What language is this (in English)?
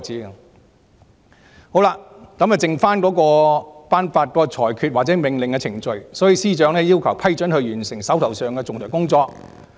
Cantonese